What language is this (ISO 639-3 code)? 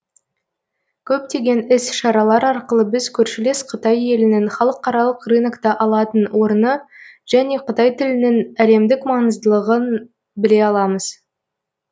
kaz